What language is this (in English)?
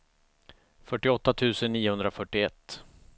Swedish